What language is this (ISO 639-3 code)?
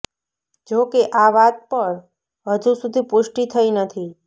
guj